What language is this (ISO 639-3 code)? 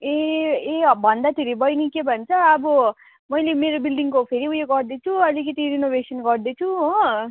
nep